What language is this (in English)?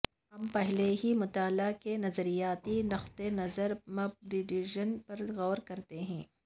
Urdu